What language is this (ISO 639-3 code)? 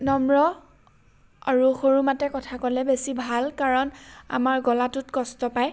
asm